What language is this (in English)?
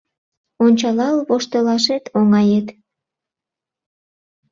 Mari